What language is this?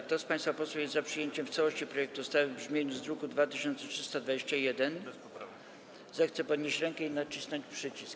Polish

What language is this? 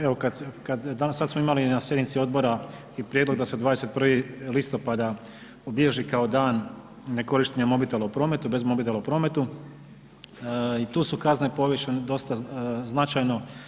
Croatian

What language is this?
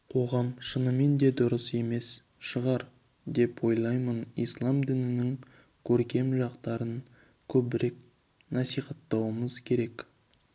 Kazakh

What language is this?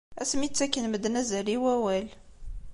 Kabyle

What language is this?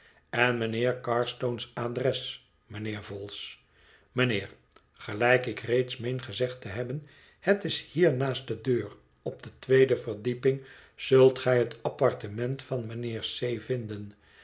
Dutch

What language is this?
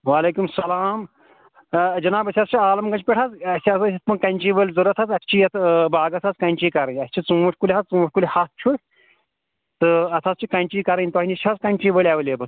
Kashmiri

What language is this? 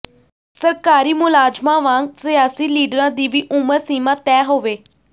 Punjabi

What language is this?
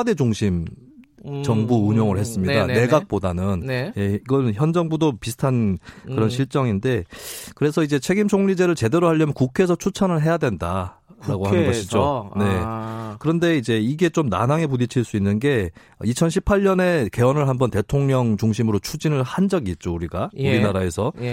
Korean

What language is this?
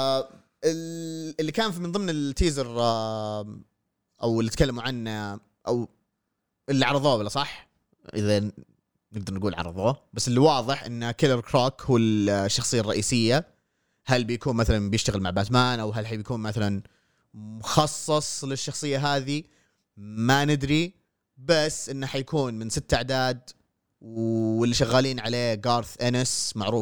Arabic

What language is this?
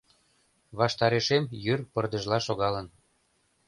Mari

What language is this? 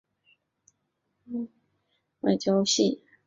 Chinese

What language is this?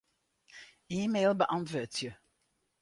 Western Frisian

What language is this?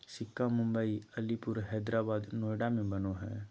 Magahi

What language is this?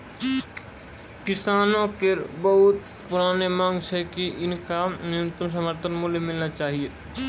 Maithili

